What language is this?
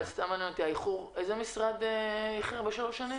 Hebrew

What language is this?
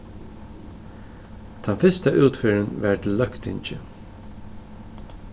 Faroese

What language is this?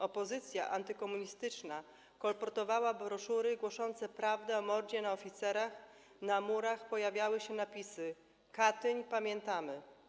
Polish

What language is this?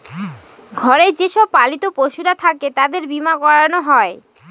Bangla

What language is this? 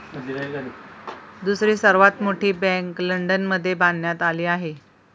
Marathi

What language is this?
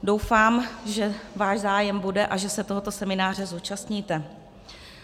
Czech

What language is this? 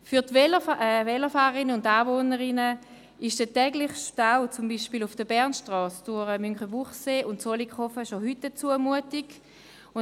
Swiss German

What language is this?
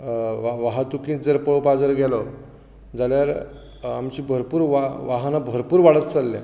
Konkani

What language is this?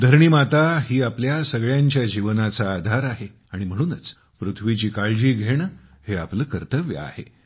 Marathi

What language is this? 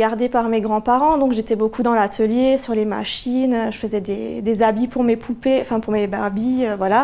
French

